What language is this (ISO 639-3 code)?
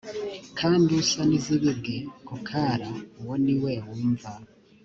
kin